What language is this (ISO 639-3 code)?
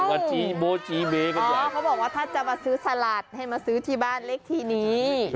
tha